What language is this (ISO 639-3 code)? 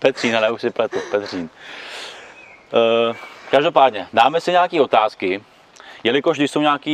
ces